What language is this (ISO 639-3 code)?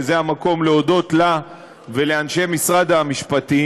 heb